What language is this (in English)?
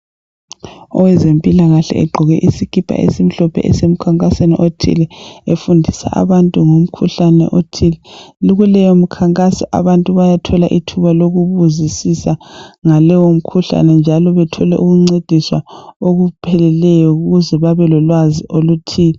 North Ndebele